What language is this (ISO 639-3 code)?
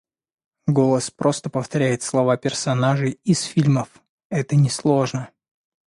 rus